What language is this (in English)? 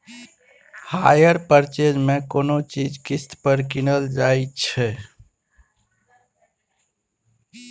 Maithili